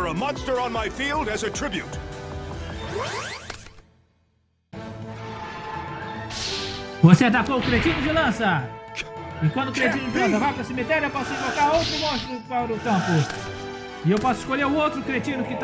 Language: Portuguese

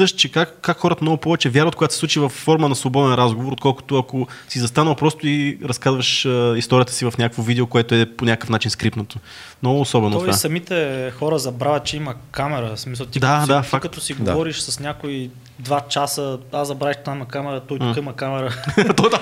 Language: Bulgarian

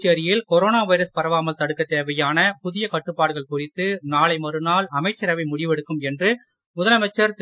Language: Tamil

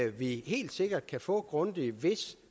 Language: Danish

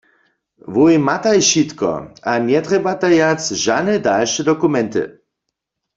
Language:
Upper Sorbian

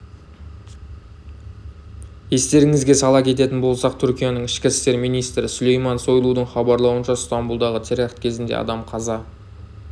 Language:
Kazakh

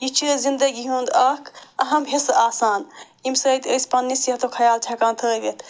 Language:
Kashmiri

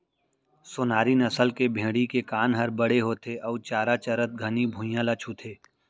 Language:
Chhattisgarhi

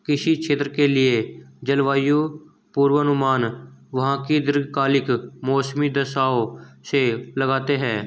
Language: Hindi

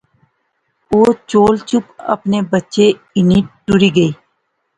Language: Pahari-Potwari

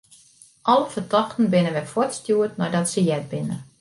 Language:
Western Frisian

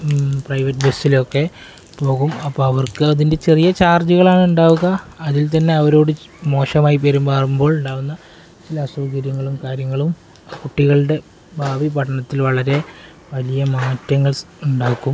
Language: Malayalam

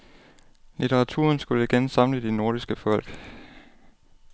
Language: Danish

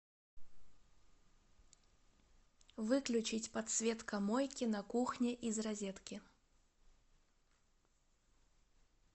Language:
Russian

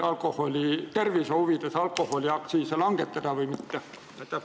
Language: Estonian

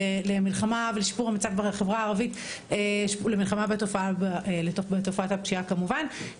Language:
Hebrew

